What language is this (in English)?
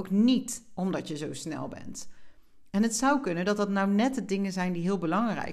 Dutch